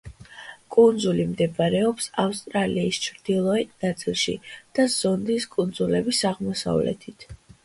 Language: Georgian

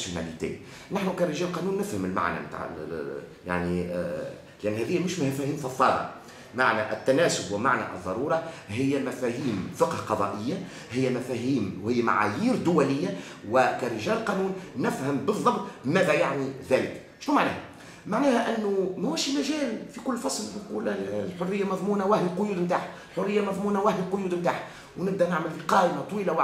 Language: Arabic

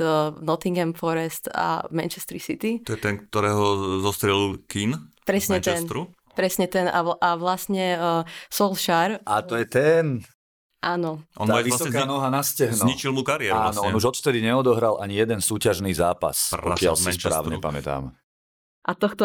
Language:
Slovak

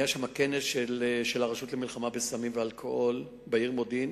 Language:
Hebrew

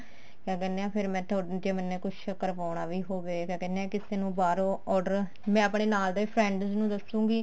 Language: Punjabi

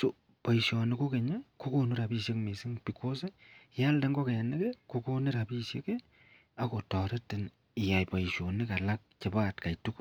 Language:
Kalenjin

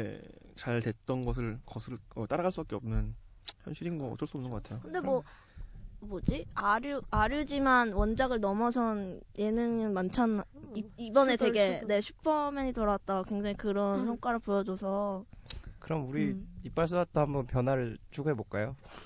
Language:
Korean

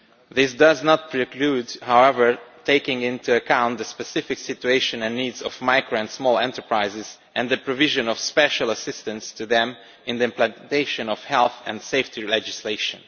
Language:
English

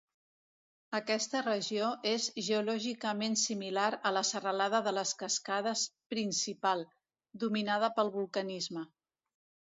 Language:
Catalan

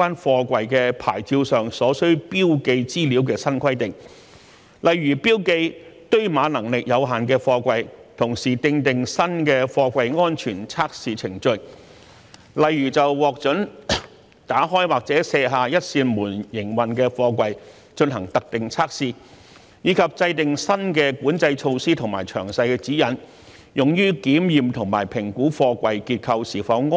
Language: Cantonese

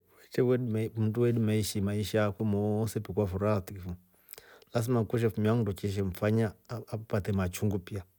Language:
Rombo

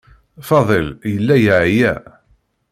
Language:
Kabyle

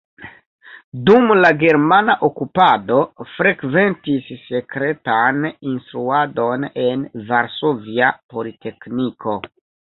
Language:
Esperanto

